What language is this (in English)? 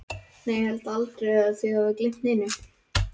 Icelandic